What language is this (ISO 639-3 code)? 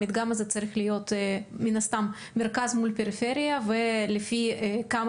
heb